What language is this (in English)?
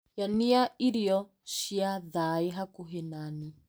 Kikuyu